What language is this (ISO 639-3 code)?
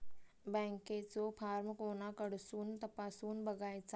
mar